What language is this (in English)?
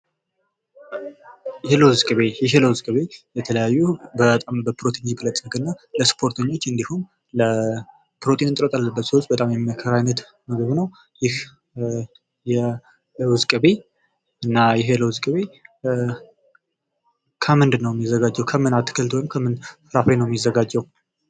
Amharic